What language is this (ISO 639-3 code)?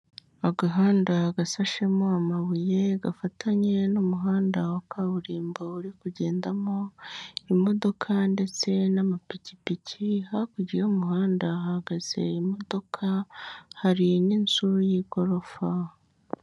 kin